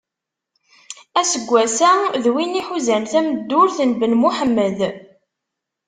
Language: Kabyle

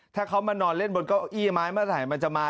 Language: Thai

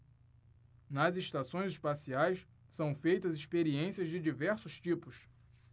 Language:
Portuguese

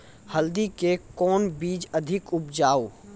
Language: Maithili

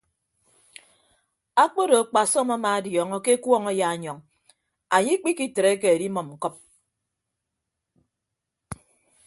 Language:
Ibibio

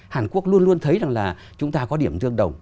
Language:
Vietnamese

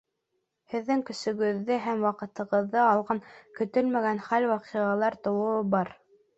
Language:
Bashkir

